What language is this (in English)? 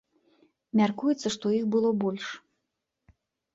Belarusian